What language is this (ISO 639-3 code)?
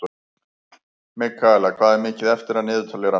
isl